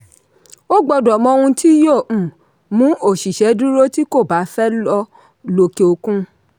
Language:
Yoruba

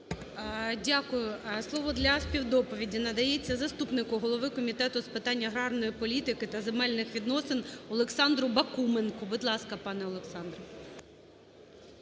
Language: Ukrainian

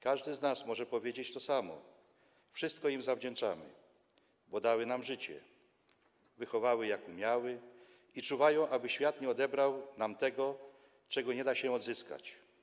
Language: Polish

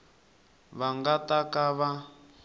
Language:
Tsonga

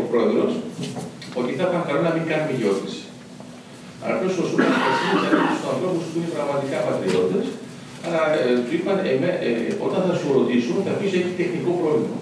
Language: Greek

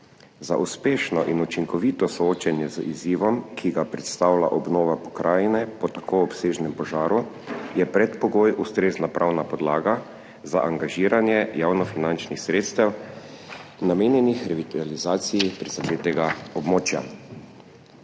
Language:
Slovenian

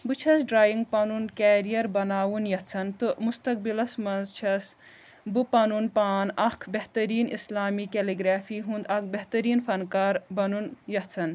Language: Kashmiri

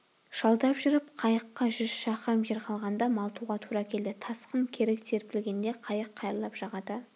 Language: Kazakh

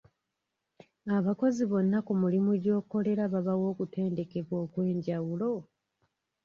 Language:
Ganda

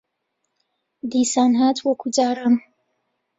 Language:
Central Kurdish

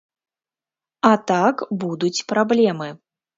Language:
Belarusian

